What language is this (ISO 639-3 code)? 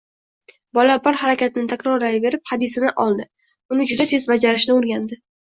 uzb